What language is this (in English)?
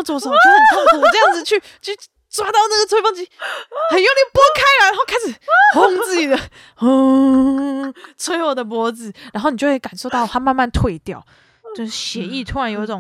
Chinese